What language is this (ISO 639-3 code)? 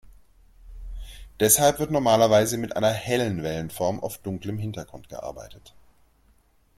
deu